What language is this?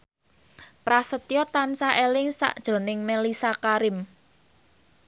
Javanese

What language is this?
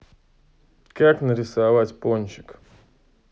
Russian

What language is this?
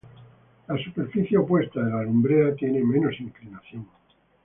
Spanish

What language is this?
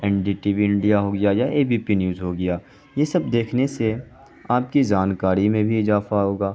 Urdu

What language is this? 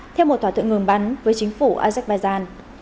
Vietnamese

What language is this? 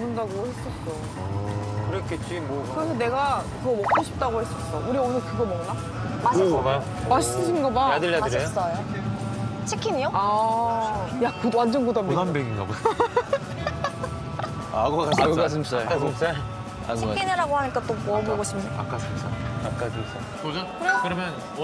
Korean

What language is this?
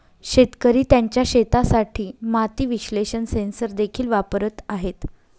Marathi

